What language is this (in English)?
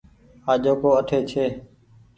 Goaria